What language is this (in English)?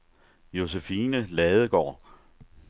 Danish